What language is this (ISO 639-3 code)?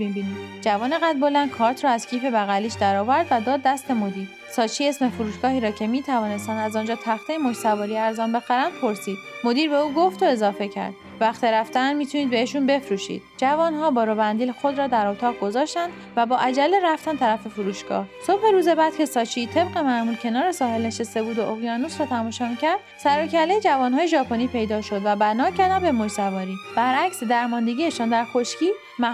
fas